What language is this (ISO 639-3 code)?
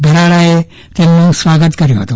guj